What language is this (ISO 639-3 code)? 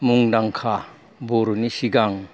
brx